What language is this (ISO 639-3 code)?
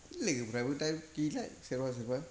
brx